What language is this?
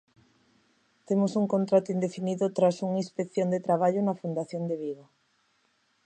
Galician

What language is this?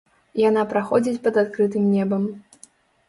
Belarusian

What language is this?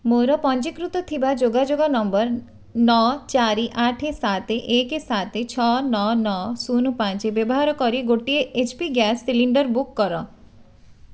Odia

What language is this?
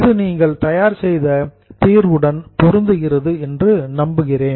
Tamil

